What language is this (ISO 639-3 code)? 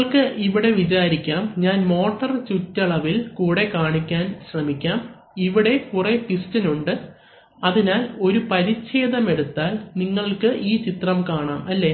mal